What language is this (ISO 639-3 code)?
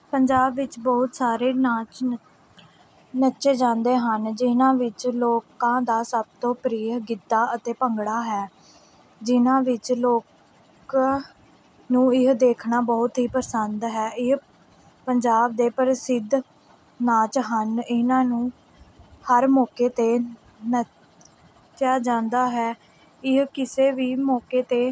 pan